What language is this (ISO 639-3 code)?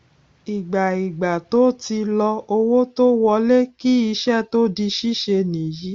yor